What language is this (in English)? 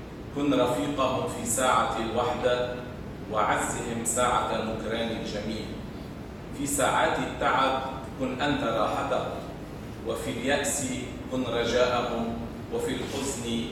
Arabic